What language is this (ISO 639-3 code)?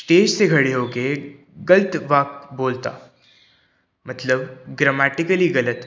pan